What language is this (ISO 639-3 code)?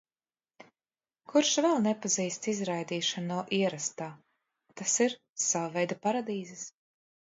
lav